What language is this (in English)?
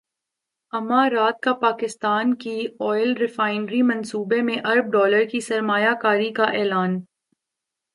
Urdu